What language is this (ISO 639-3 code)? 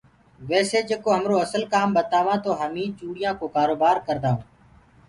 ggg